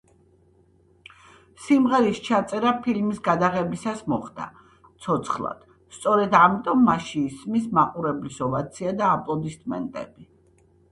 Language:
Georgian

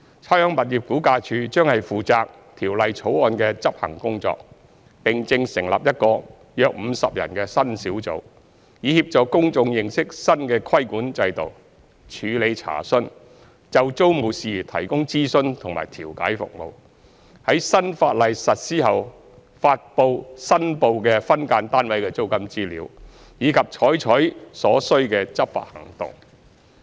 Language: Cantonese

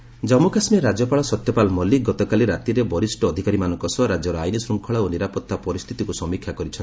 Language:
Odia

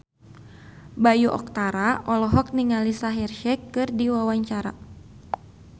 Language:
Sundanese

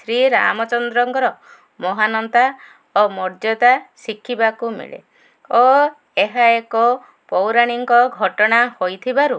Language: Odia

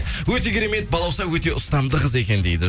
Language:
Kazakh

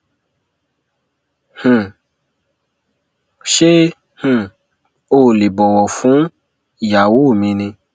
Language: Yoruba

